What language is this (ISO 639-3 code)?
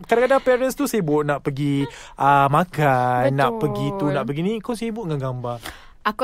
msa